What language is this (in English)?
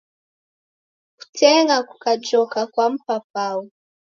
Taita